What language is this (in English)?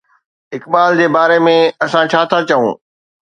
Sindhi